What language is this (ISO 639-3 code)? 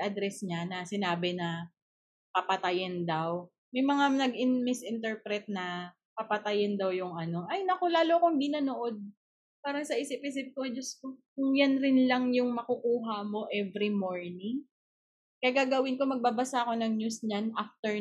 fil